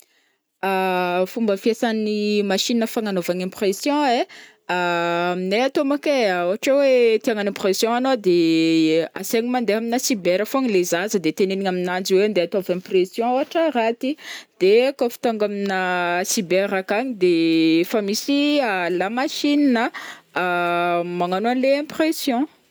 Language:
Northern Betsimisaraka Malagasy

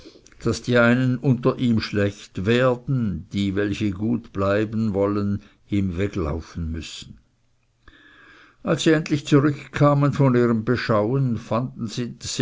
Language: German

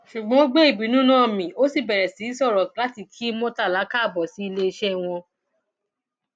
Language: Yoruba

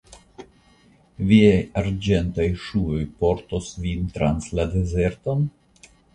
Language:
Esperanto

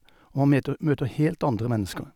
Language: Norwegian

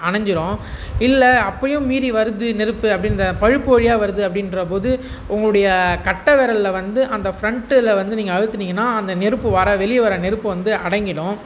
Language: Tamil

